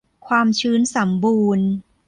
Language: Thai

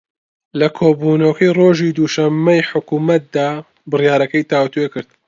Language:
Central Kurdish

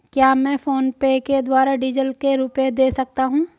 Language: Hindi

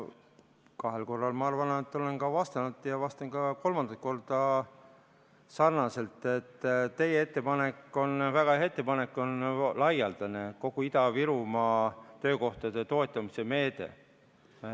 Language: Estonian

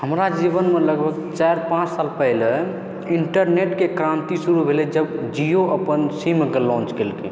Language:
Maithili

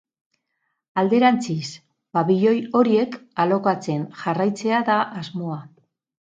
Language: Basque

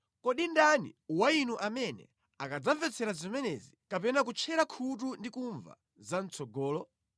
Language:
Nyanja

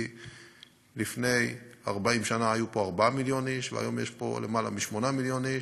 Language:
Hebrew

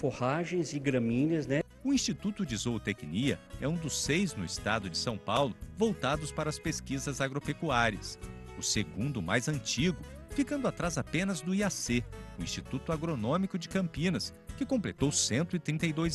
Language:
Portuguese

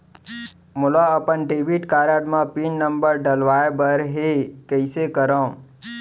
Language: Chhattisgarhi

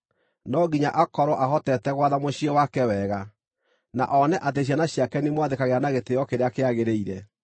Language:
Kikuyu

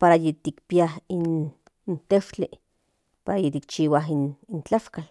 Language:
Central Nahuatl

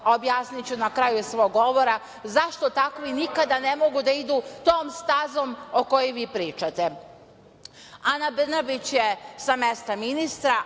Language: Serbian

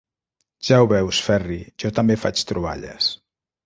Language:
Catalan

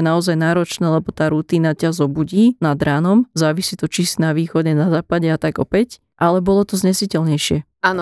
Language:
Slovak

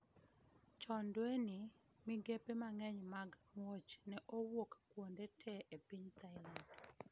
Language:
Luo (Kenya and Tanzania)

